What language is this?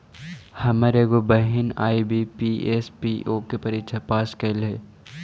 Magahi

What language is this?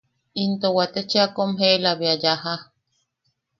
Yaqui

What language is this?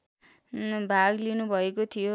Nepali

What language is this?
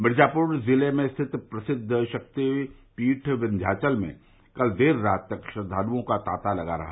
Hindi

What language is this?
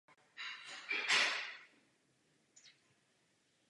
Czech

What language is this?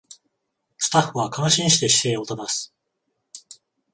Japanese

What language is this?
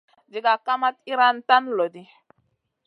Masana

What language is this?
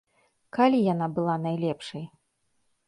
Belarusian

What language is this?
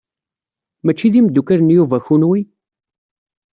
Kabyle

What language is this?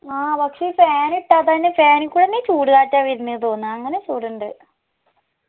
Malayalam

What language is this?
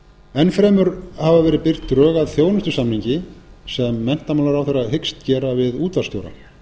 Icelandic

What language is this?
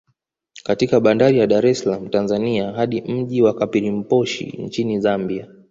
Swahili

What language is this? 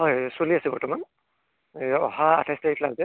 Assamese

